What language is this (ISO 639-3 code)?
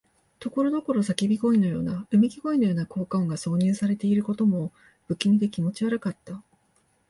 jpn